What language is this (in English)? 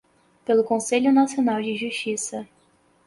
Portuguese